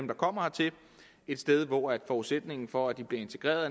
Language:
Danish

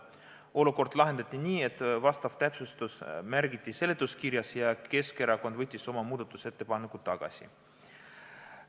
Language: Estonian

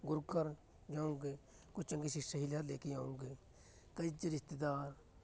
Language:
Punjabi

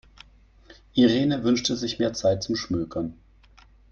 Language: German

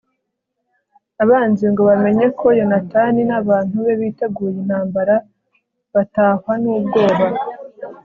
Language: Kinyarwanda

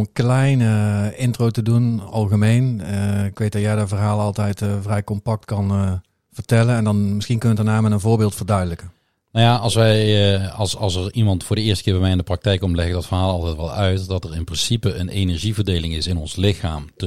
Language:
Dutch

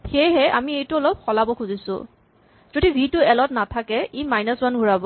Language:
Assamese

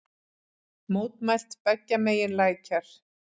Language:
Icelandic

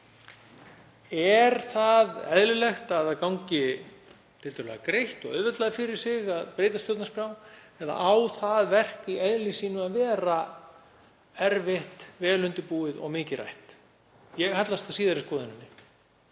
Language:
Icelandic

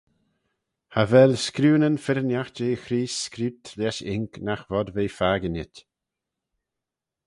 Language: Manx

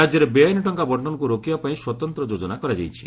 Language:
Odia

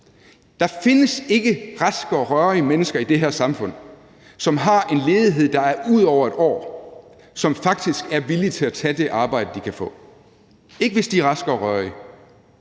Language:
Danish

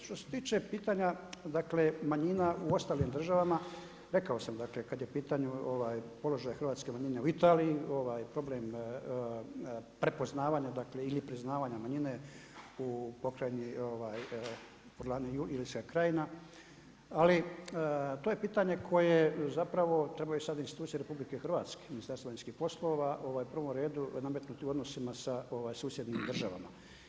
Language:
Croatian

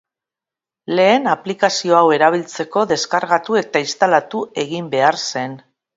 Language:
Basque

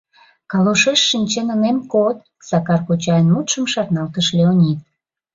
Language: Mari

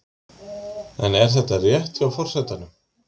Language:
Icelandic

